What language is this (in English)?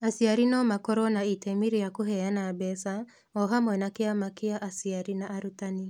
Kikuyu